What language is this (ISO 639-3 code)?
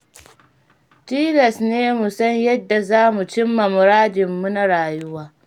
hau